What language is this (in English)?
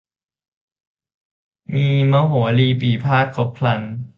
Thai